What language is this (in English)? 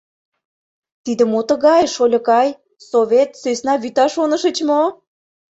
Mari